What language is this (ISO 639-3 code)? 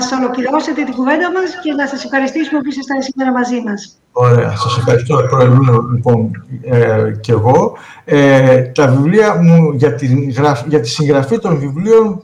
ell